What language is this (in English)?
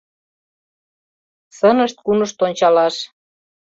Mari